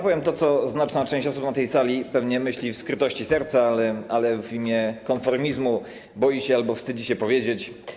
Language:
Polish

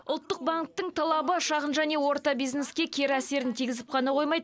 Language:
Kazakh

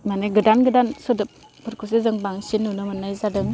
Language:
Bodo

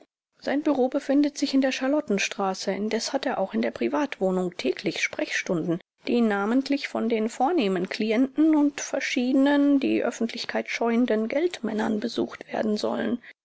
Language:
German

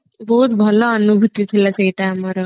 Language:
Odia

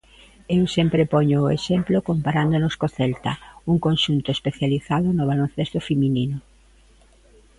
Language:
Galician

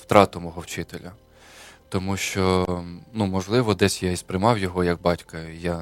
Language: Ukrainian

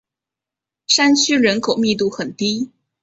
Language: Chinese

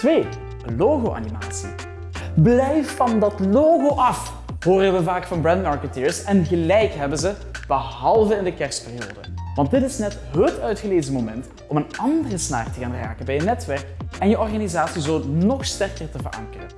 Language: Dutch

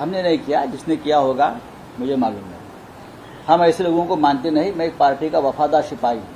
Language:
Hindi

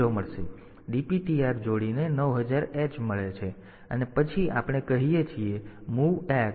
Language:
Gujarati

